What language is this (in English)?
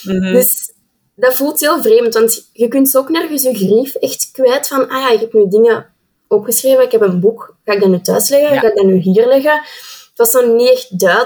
Dutch